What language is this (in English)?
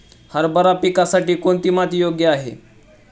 Marathi